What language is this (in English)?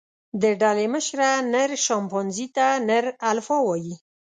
Pashto